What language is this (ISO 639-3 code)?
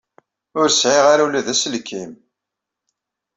kab